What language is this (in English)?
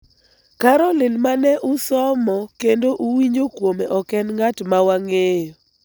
Luo (Kenya and Tanzania)